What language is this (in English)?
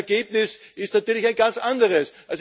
German